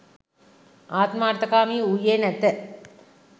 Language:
Sinhala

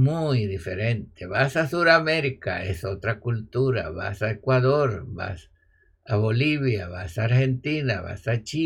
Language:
Spanish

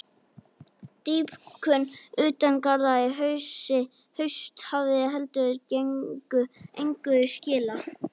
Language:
Icelandic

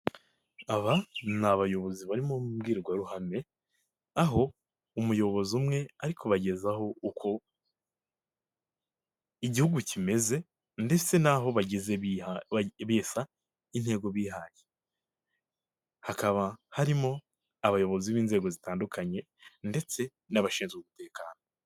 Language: Kinyarwanda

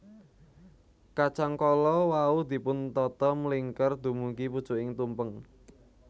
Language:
Javanese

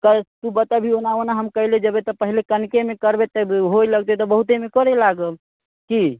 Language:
Maithili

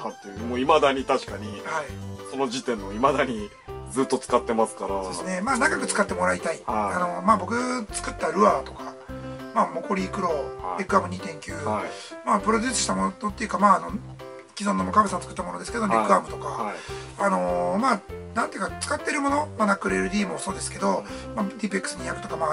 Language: Japanese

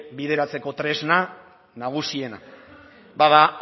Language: Basque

